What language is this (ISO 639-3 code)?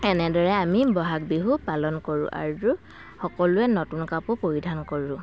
asm